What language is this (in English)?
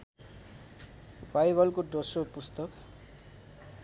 Nepali